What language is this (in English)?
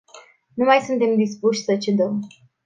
Romanian